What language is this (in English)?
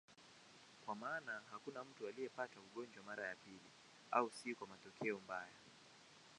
Swahili